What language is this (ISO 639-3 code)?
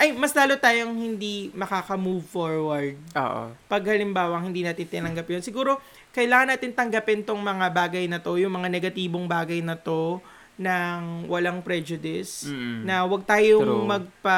fil